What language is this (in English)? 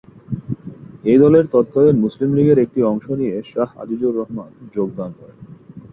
Bangla